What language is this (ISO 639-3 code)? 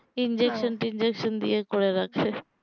ben